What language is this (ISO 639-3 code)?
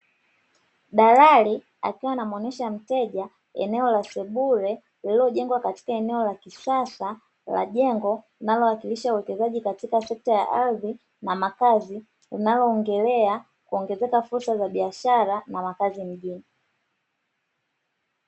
swa